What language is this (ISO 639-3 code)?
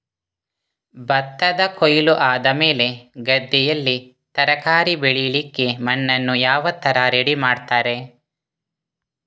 kan